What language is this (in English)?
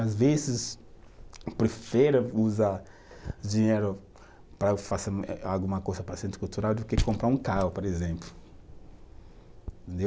Portuguese